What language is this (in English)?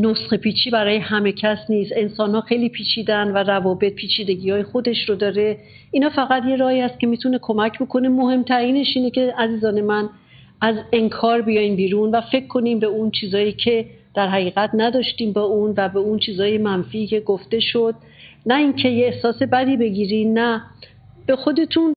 Persian